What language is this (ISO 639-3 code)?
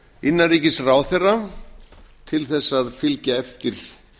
isl